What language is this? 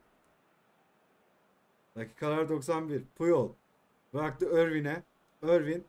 Turkish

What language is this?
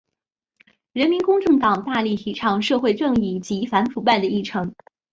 Chinese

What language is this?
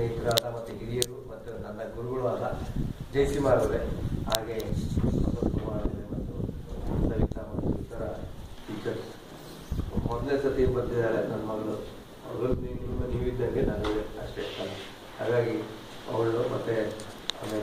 Greek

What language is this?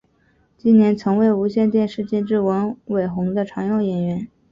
Chinese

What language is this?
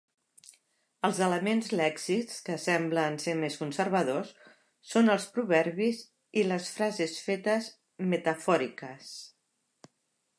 Catalan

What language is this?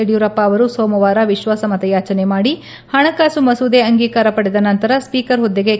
Kannada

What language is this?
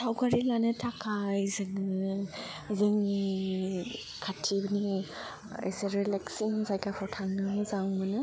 Bodo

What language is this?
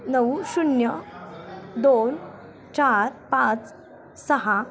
Marathi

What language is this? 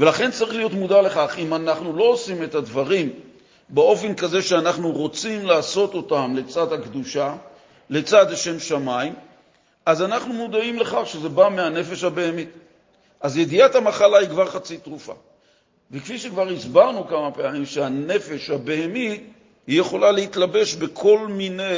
Hebrew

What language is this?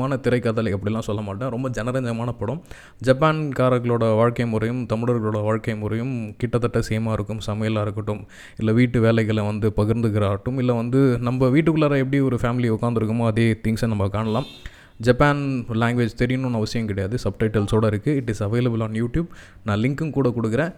Tamil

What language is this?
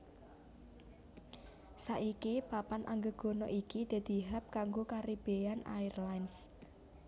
Javanese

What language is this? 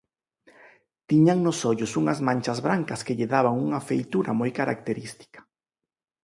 Galician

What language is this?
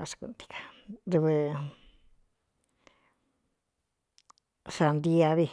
Cuyamecalco Mixtec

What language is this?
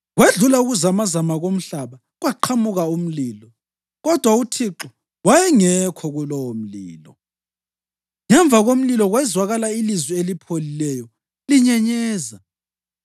North Ndebele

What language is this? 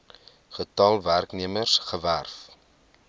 Afrikaans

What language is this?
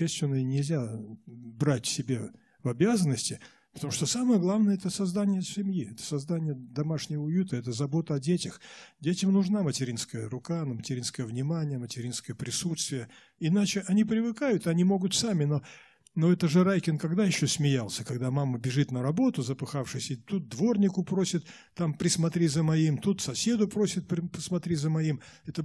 Russian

